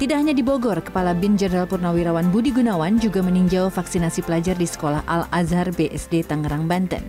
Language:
Indonesian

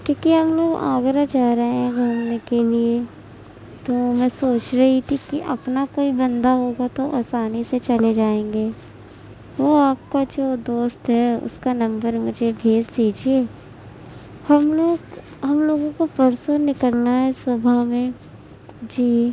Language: Urdu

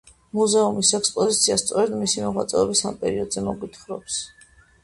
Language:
Georgian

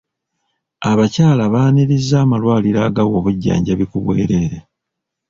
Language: Ganda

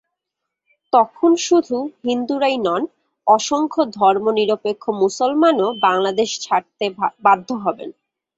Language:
Bangla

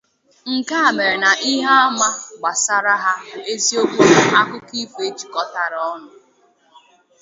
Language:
Igbo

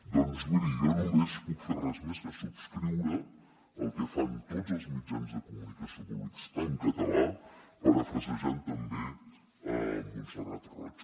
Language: Catalan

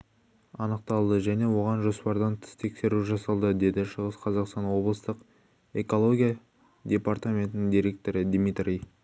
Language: Kazakh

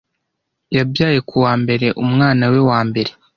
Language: Kinyarwanda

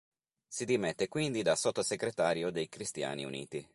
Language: Italian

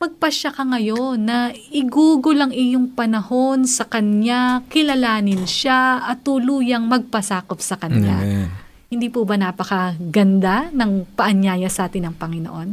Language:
Filipino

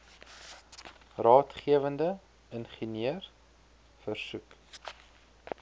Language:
Afrikaans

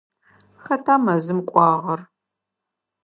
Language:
Adyghe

